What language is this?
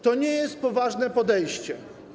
Polish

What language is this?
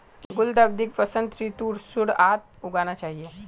Magahi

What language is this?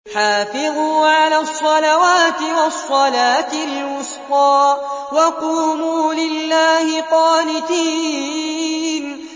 Arabic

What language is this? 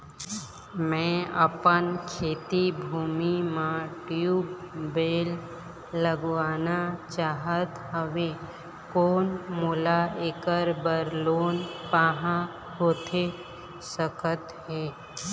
Chhattisgarhi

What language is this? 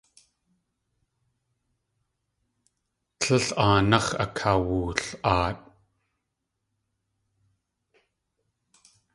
Tlingit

